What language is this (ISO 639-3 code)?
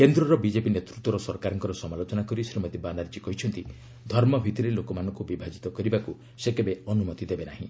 ori